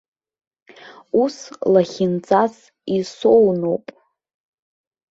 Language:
Abkhazian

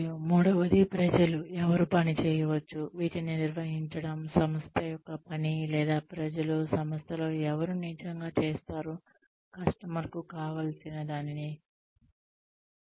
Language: Telugu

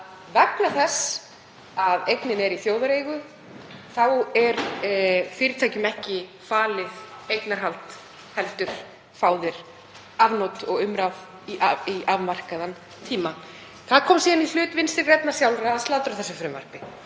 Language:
Icelandic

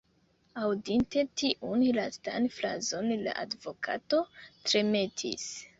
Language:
Esperanto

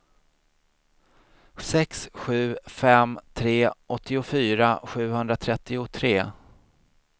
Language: Swedish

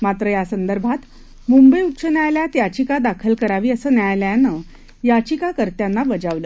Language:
Marathi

